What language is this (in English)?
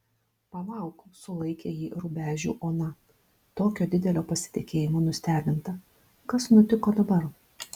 Lithuanian